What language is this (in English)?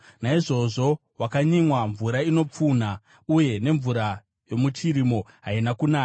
Shona